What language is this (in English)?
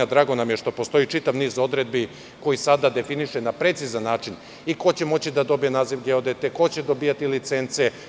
Serbian